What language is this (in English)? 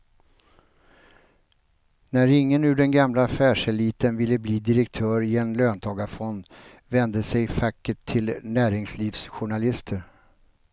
Swedish